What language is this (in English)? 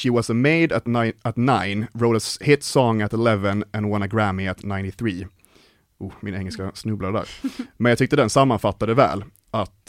Swedish